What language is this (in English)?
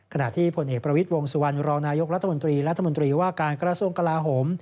Thai